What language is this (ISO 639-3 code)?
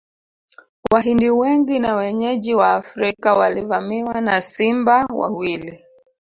swa